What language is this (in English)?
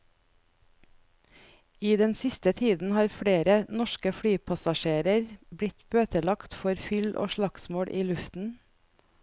Norwegian